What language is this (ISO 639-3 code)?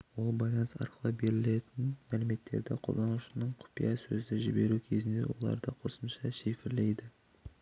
kaz